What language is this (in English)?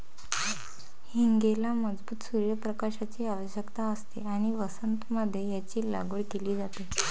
Marathi